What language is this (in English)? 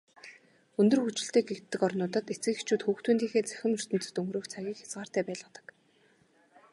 Mongolian